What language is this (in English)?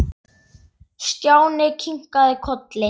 Icelandic